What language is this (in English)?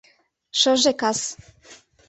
Mari